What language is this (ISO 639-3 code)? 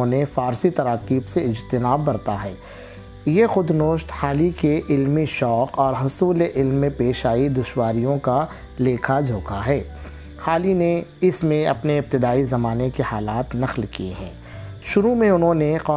urd